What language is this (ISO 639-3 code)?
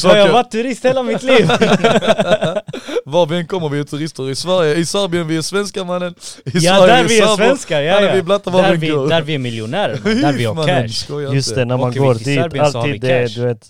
swe